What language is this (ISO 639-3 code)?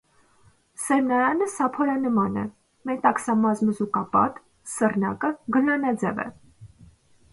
hye